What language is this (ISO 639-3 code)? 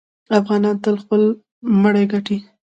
pus